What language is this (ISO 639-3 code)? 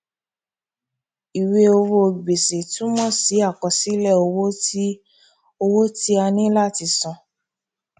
yor